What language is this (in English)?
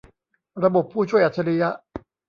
Thai